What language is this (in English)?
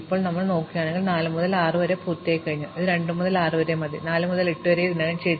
Malayalam